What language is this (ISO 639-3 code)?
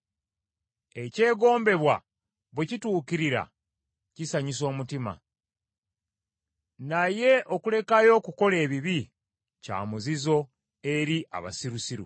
lug